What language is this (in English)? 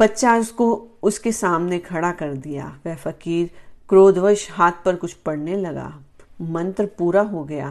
Hindi